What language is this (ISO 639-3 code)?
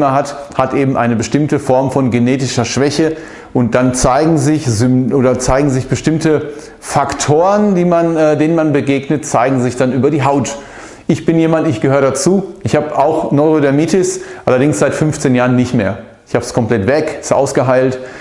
deu